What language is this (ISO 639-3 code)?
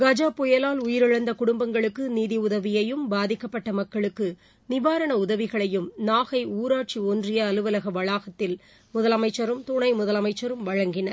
tam